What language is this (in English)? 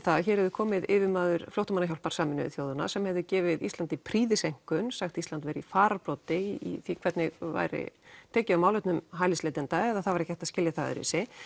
Icelandic